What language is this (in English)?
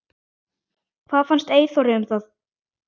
Icelandic